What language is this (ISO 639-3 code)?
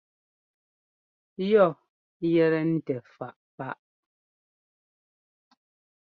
jgo